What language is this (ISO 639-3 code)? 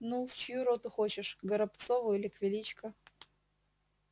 rus